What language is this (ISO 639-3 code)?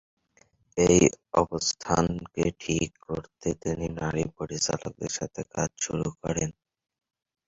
ben